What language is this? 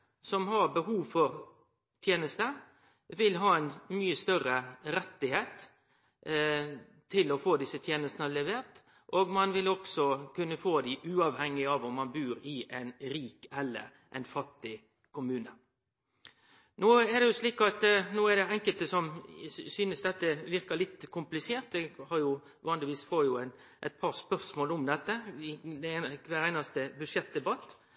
Norwegian Nynorsk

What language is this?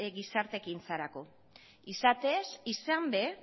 Basque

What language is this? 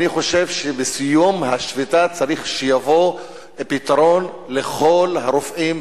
Hebrew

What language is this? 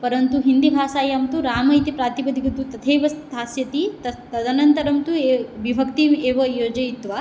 Sanskrit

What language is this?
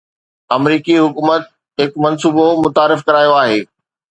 Sindhi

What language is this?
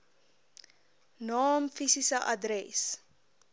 Afrikaans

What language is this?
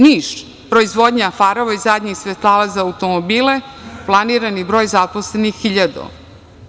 Serbian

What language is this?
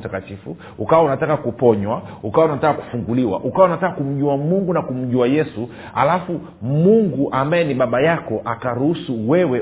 Swahili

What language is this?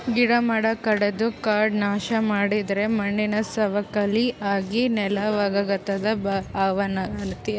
Kannada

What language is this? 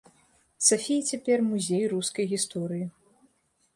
Belarusian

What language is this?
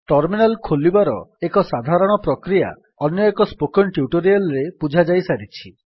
Odia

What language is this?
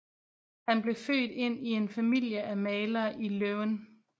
Danish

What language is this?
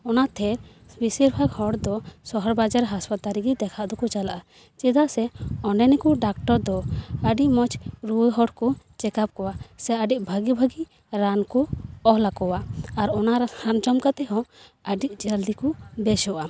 Santali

